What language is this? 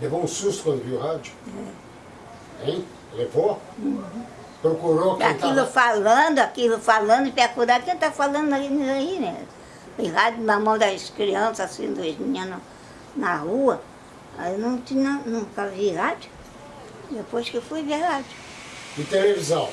Portuguese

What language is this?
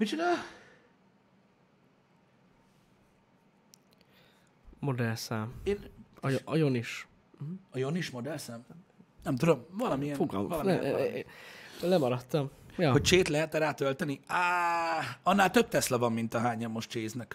Hungarian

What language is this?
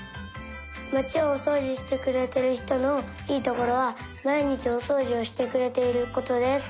Japanese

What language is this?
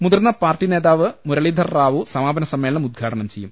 Malayalam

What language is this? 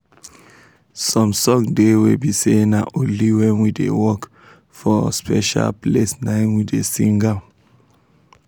Nigerian Pidgin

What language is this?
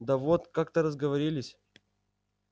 Russian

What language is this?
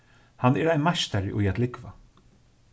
Faroese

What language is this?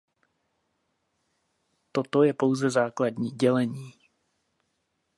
Czech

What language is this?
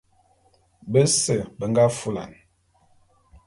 Bulu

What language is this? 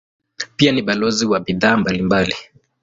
Swahili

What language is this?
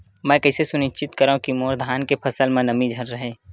Chhattisgarhi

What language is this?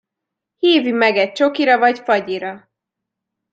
Hungarian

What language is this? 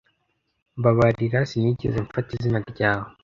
Kinyarwanda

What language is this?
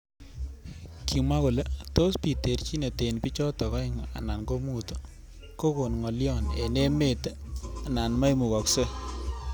Kalenjin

